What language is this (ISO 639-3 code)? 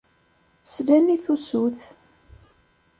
kab